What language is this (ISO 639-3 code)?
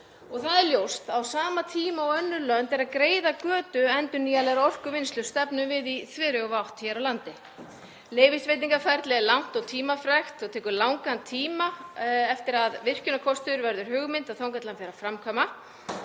isl